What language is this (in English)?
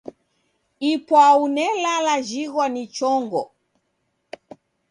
Taita